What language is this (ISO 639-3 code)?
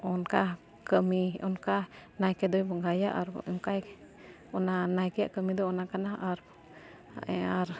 sat